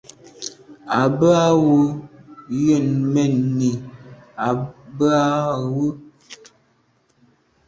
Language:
Medumba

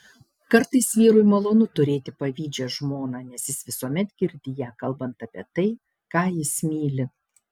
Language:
Lithuanian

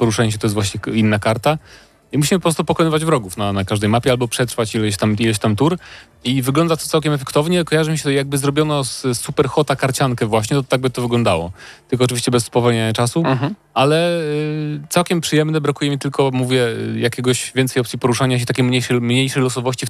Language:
Polish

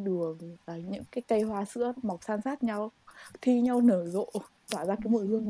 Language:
Vietnamese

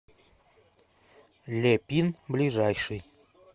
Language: Russian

